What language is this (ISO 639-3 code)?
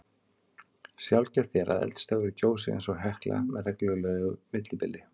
isl